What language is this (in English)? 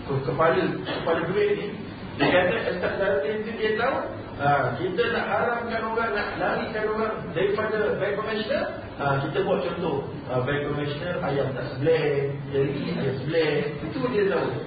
Malay